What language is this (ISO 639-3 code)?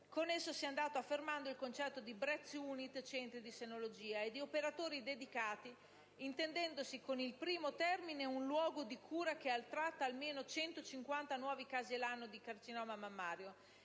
ita